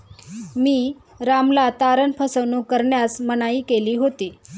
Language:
Marathi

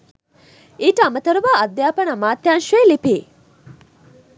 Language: Sinhala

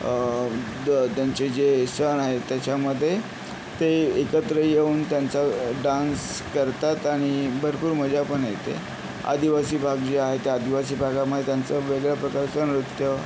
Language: Marathi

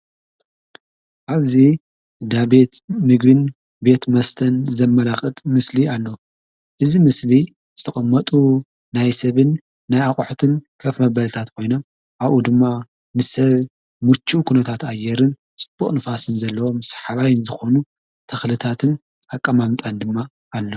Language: Tigrinya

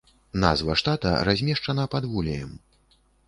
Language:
Belarusian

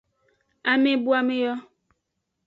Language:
Aja (Benin)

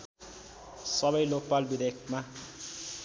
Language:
Nepali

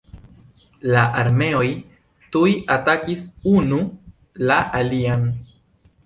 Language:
Esperanto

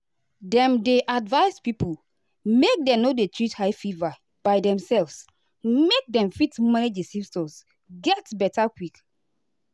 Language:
Nigerian Pidgin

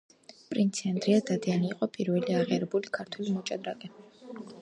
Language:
Georgian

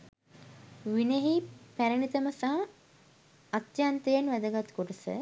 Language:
Sinhala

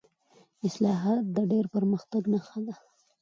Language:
Pashto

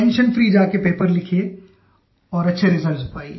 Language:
Hindi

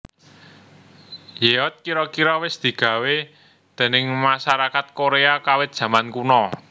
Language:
Javanese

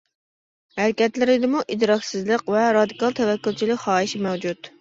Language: Uyghur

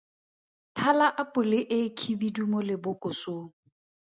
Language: Tswana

